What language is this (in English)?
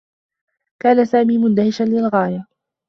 Arabic